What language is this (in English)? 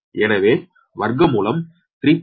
Tamil